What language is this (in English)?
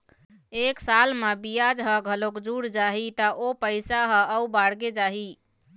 Chhattisgarhi